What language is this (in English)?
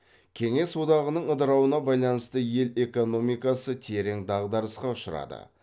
Kazakh